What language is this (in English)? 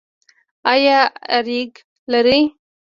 Pashto